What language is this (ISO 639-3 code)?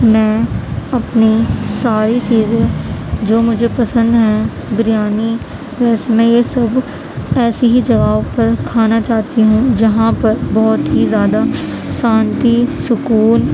urd